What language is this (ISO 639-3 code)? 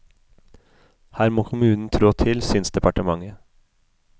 nor